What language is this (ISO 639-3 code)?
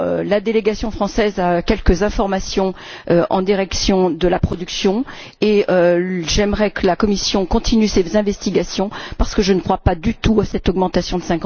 fra